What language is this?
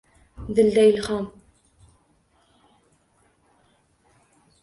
Uzbek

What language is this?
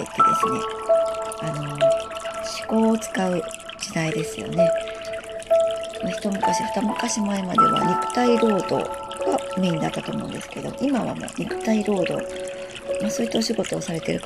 Japanese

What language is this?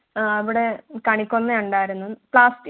Malayalam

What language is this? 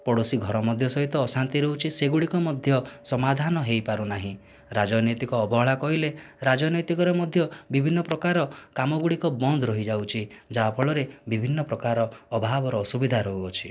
Odia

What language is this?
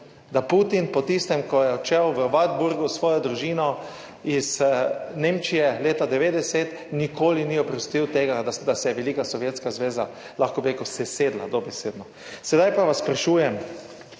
Slovenian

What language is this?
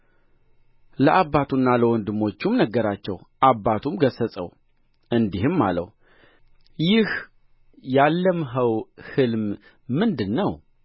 Amharic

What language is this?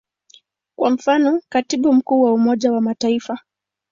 Swahili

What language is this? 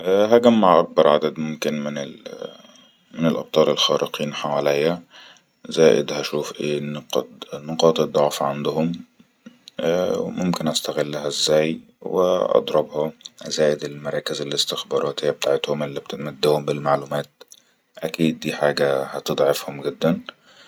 Egyptian Arabic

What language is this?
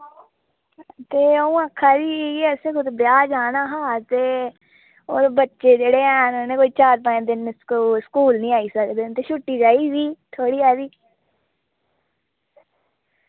Dogri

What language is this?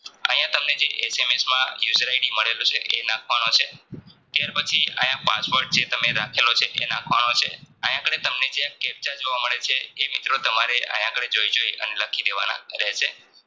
Gujarati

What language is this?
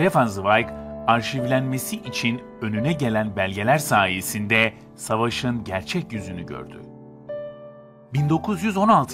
Turkish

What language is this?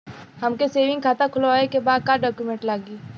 Bhojpuri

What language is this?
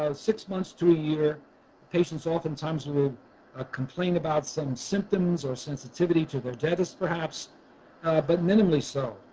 English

